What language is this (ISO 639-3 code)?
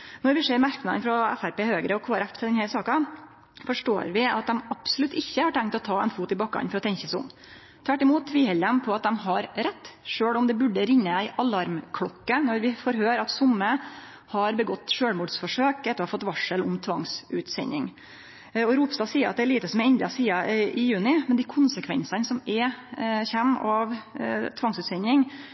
nno